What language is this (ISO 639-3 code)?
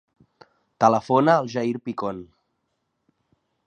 cat